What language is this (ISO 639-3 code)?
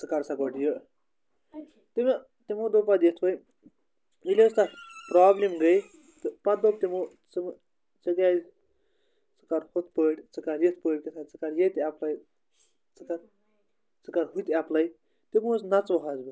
kas